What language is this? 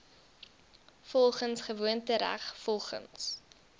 Afrikaans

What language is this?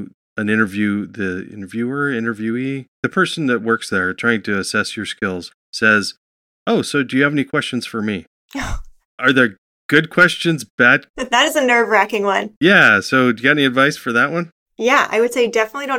English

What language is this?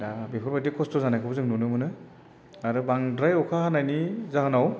Bodo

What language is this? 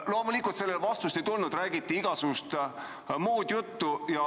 Estonian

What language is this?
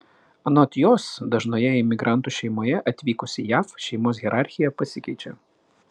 Lithuanian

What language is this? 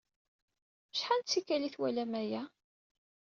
Kabyle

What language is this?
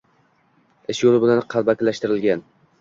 Uzbek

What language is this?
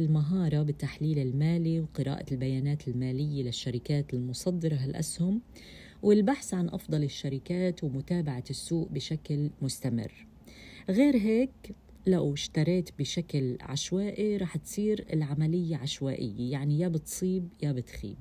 Arabic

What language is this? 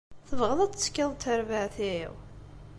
Kabyle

